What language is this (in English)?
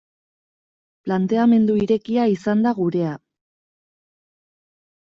Basque